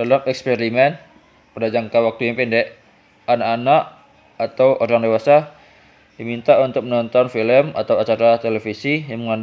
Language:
Indonesian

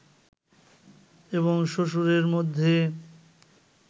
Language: Bangla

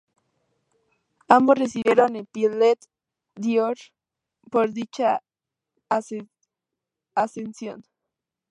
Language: Spanish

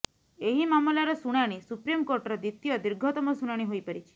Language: Odia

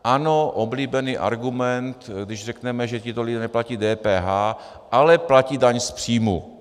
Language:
Czech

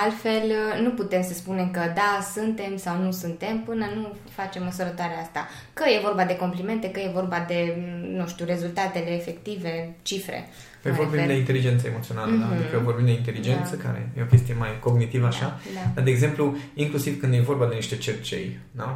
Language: Romanian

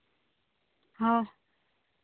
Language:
Santali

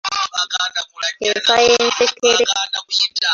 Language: Ganda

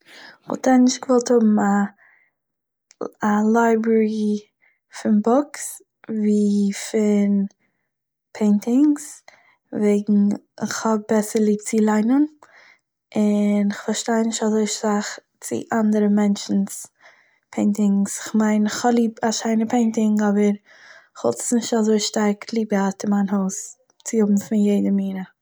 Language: Yiddish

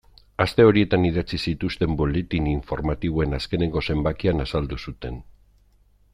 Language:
Basque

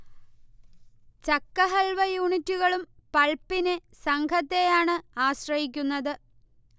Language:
Malayalam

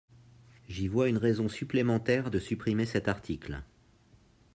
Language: French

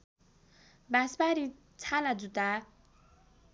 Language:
Nepali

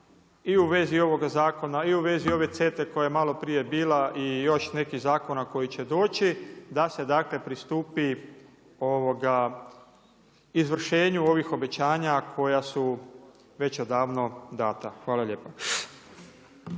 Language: Croatian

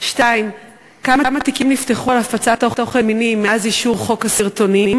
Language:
Hebrew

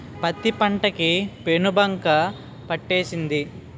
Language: Telugu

